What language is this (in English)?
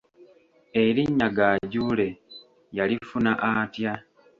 Ganda